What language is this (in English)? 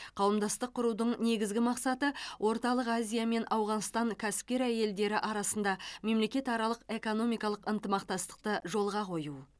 Kazakh